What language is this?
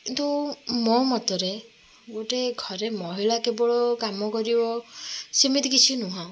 Odia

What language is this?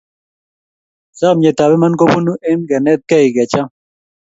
Kalenjin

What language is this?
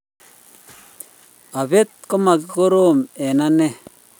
Kalenjin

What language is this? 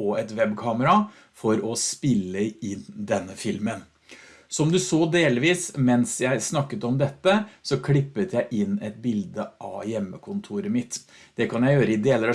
Norwegian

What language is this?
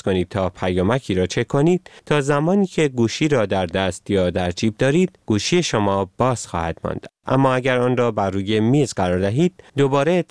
Persian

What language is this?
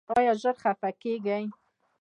Pashto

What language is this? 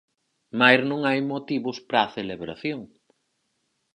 Galician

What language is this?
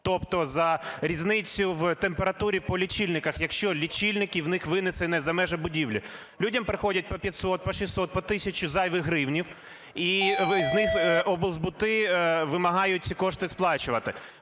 Ukrainian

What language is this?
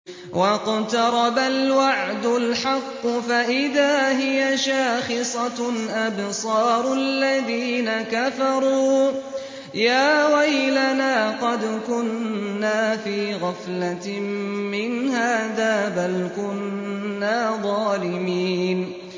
Arabic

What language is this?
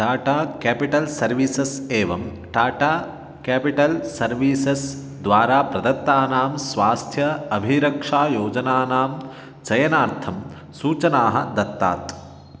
Sanskrit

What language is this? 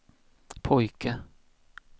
Swedish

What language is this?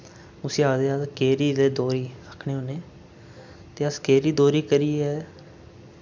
Dogri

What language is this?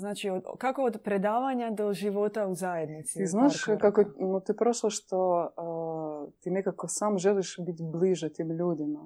Croatian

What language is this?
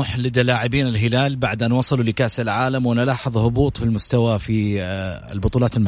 Arabic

